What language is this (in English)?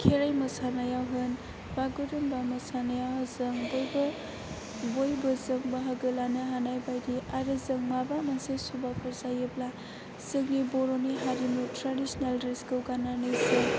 Bodo